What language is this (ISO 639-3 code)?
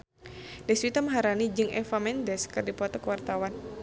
sun